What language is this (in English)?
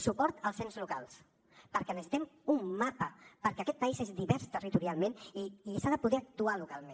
Catalan